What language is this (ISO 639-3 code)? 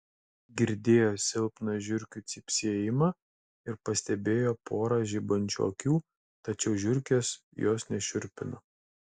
lit